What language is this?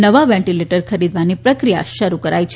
Gujarati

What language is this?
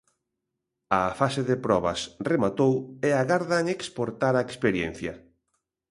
Galician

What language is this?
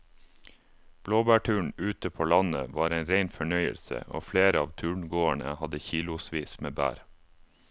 Norwegian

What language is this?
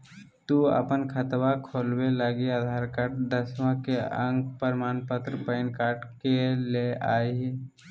Magahi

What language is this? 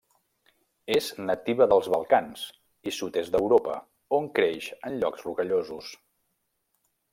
Catalan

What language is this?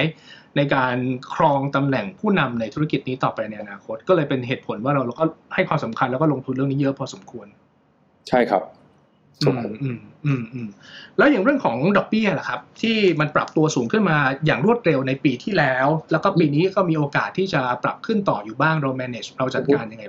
Thai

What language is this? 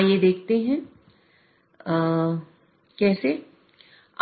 Hindi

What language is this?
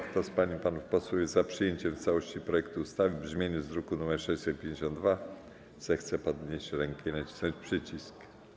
Polish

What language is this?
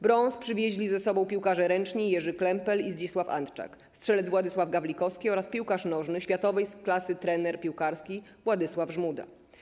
Polish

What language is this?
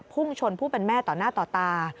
Thai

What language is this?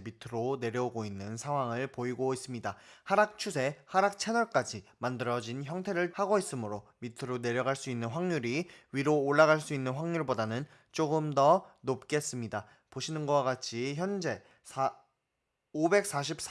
Korean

